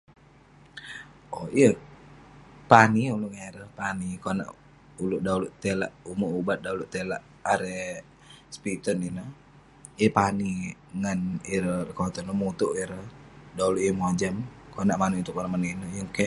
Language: Western Penan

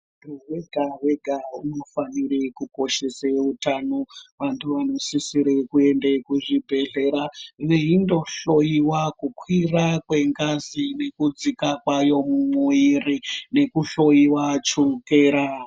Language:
Ndau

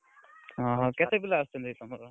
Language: Odia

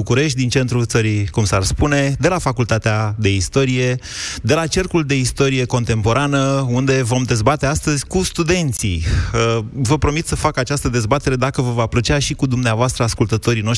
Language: Romanian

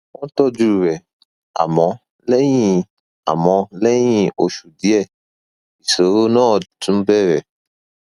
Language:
Yoruba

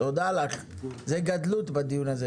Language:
Hebrew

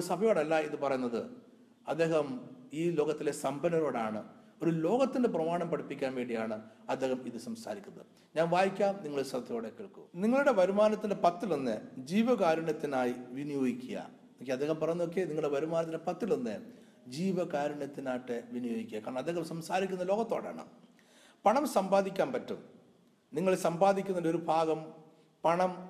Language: Malayalam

